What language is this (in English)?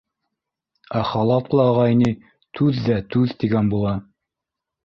Bashkir